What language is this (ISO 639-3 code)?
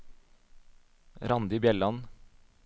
nor